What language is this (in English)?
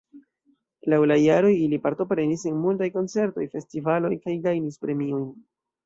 Esperanto